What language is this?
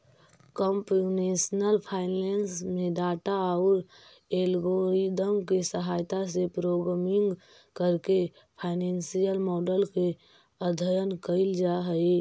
Magahi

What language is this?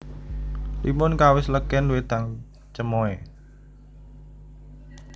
Javanese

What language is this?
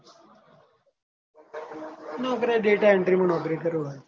Gujarati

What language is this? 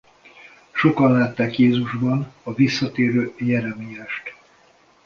Hungarian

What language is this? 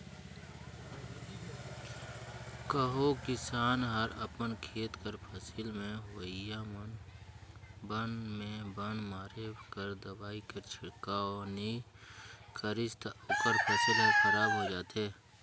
Chhattisgarhi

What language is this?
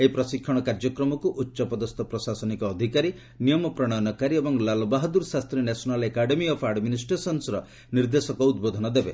Odia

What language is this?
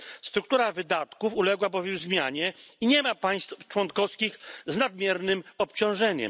Polish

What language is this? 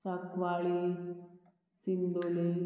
Konkani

